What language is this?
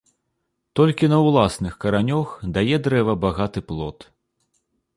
Belarusian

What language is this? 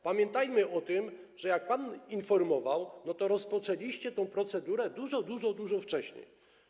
Polish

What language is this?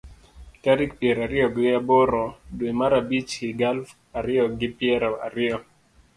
Luo (Kenya and Tanzania)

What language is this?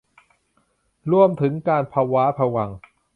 Thai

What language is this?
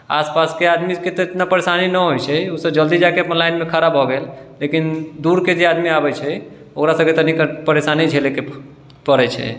Maithili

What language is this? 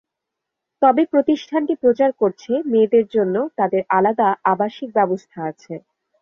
Bangla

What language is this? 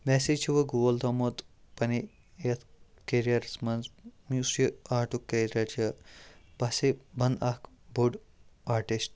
Kashmiri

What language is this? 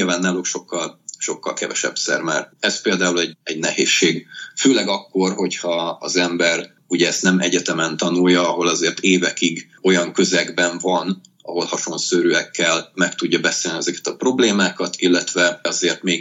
Hungarian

